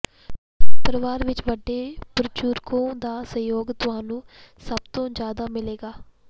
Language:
Punjabi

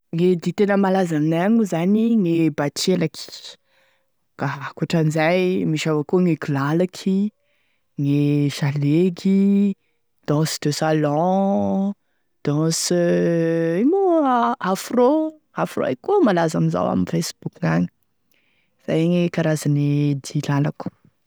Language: Tesaka Malagasy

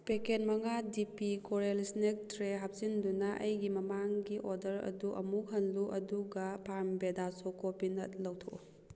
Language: Manipuri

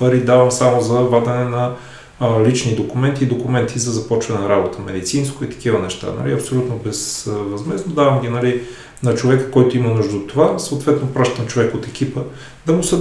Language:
Bulgarian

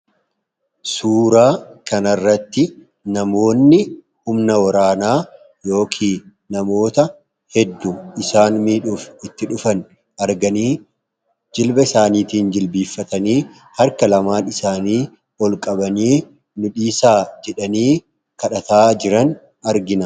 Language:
Oromo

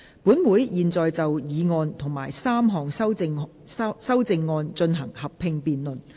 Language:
Cantonese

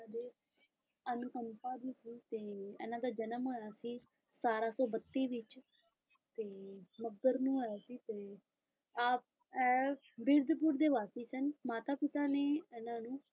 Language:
Punjabi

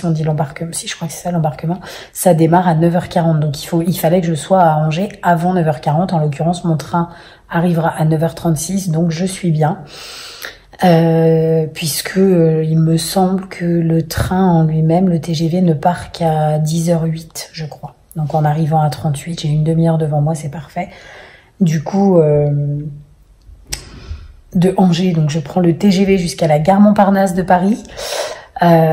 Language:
French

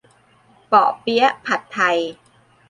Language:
Thai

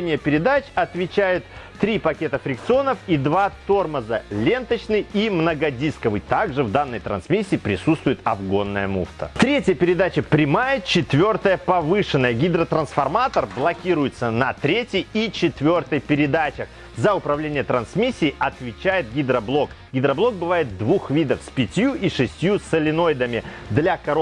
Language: Russian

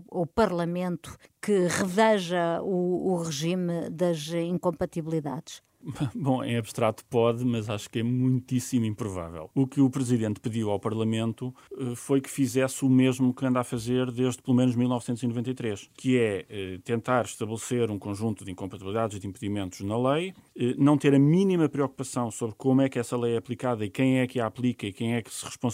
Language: Portuguese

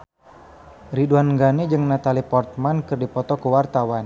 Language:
Sundanese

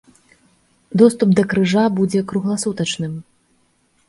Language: Belarusian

